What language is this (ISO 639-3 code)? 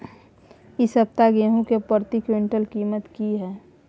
mai